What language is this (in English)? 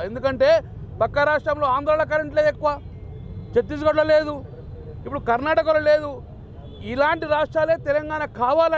Arabic